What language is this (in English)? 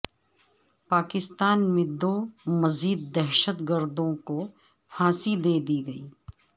Urdu